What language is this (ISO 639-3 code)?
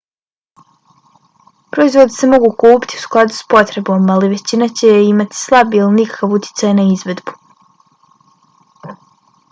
bos